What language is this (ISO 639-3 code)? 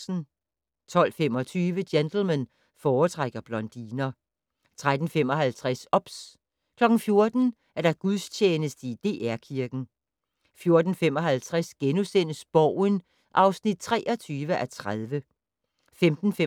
dan